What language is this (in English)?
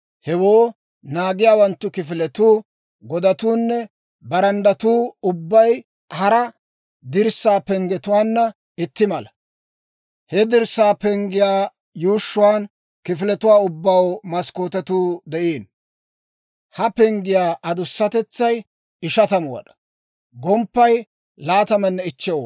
Dawro